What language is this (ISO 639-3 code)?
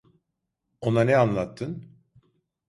tur